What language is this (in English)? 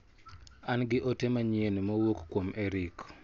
Luo (Kenya and Tanzania)